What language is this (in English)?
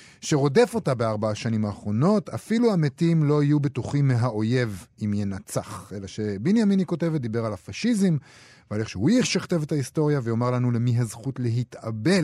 Hebrew